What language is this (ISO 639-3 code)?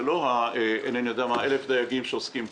heb